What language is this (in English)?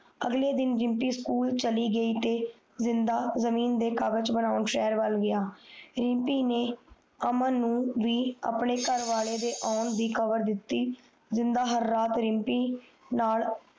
Punjabi